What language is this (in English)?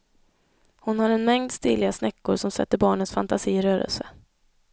Swedish